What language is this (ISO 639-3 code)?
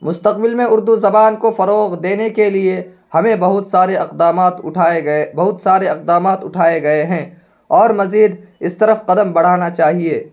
urd